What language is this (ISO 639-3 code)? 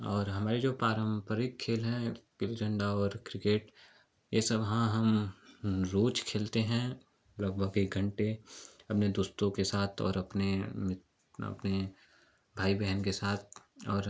hin